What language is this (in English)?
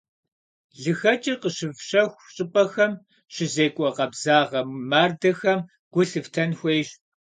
Kabardian